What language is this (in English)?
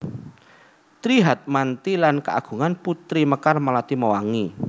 Javanese